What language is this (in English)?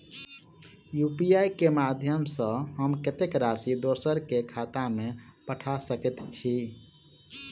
Maithili